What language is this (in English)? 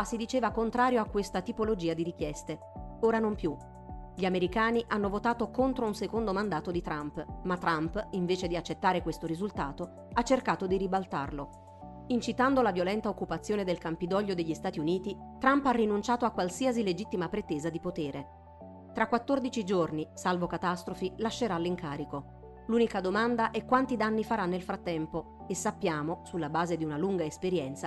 Italian